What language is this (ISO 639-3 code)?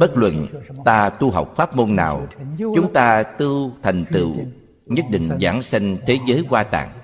vie